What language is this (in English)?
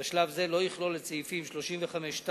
Hebrew